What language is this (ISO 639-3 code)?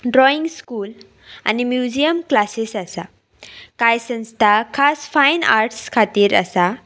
kok